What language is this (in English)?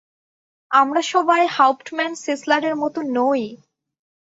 Bangla